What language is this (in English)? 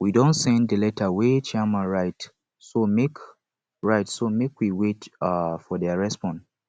Nigerian Pidgin